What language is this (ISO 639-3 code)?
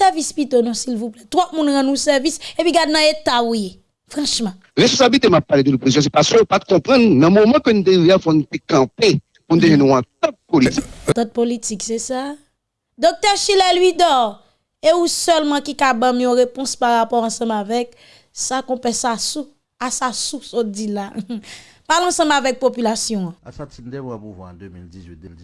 fra